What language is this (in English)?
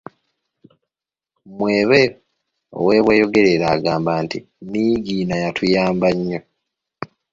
Ganda